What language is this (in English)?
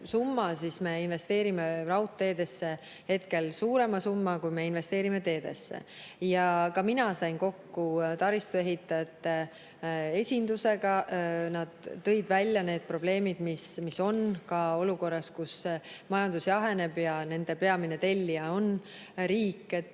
Estonian